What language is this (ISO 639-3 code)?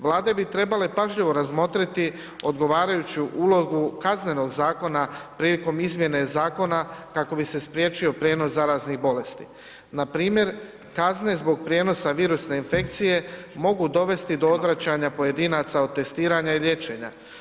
hrv